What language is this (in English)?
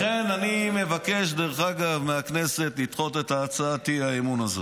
Hebrew